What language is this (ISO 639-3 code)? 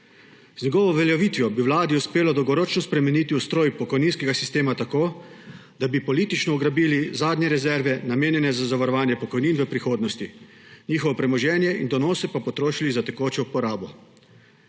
slv